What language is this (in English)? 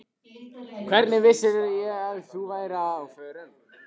Icelandic